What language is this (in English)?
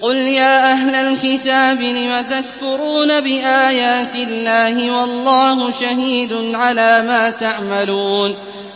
Arabic